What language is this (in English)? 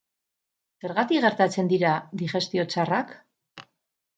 Basque